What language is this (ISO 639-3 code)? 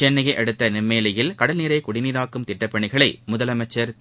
tam